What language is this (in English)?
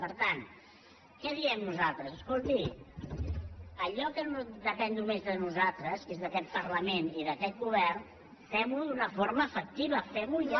Catalan